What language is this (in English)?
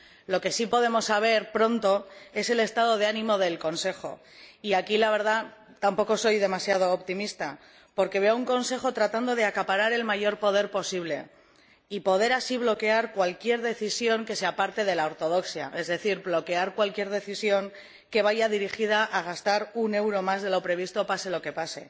Spanish